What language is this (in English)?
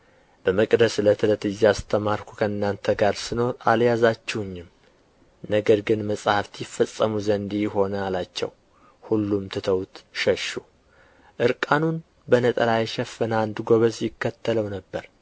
Amharic